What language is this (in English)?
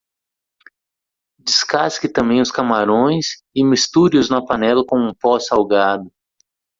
Portuguese